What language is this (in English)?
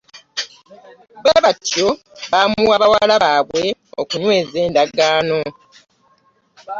Ganda